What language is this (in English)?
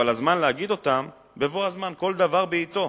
Hebrew